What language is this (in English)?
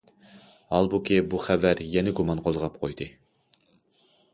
Uyghur